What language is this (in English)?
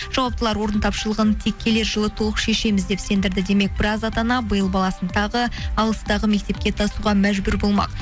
Kazakh